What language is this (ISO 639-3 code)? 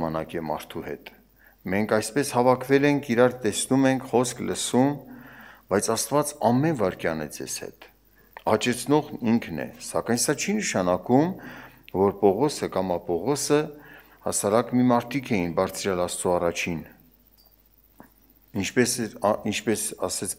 tur